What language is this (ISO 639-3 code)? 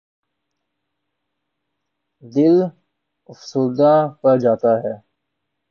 urd